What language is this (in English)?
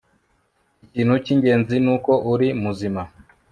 Kinyarwanda